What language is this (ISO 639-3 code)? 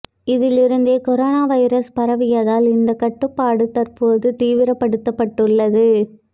tam